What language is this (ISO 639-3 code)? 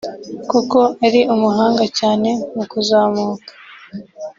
kin